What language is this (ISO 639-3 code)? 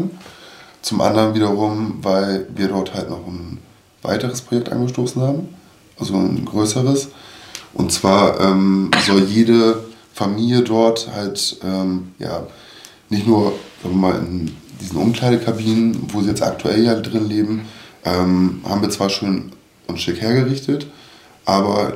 deu